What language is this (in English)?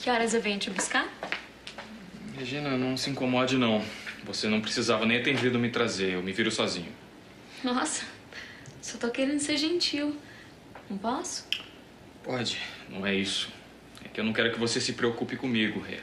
Portuguese